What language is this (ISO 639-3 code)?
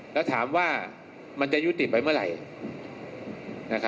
tha